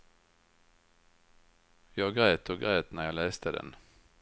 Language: Swedish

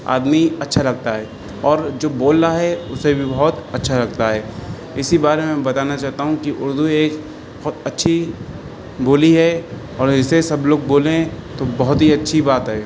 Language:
Urdu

